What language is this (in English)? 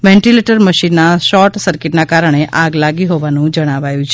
Gujarati